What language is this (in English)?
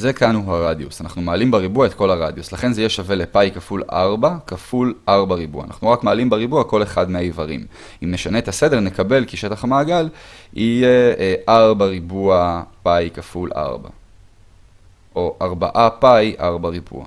Hebrew